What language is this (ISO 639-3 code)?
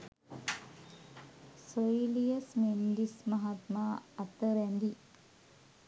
sin